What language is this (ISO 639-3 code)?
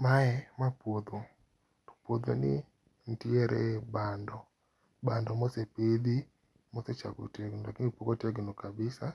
luo